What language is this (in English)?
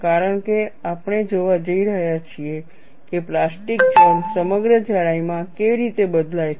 Gujarati